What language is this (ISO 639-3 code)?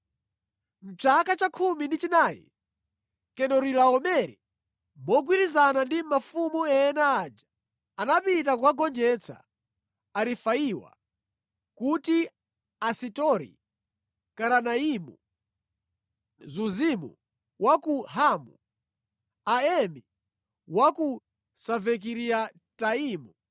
nya